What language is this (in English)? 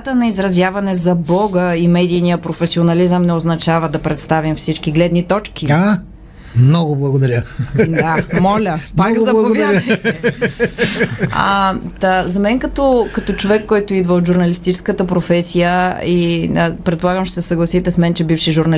Bulgarian